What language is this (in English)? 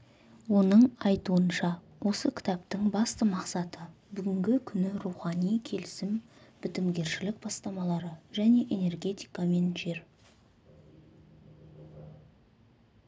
Kazakh